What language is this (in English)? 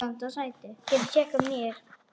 Icelandic